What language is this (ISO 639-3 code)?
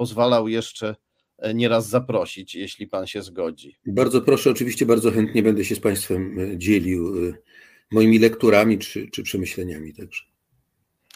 pol